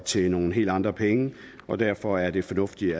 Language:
Danish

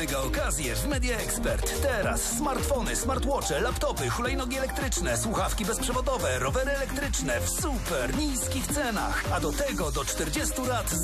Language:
Polish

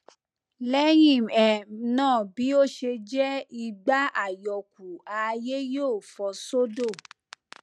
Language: Yoruba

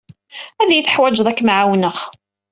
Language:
Kabyle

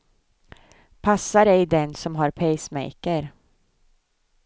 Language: Swedish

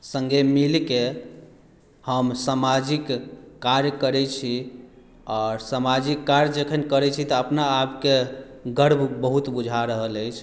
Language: Maithili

